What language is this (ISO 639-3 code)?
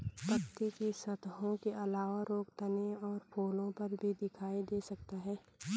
hin